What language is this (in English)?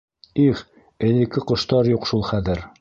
Bashkir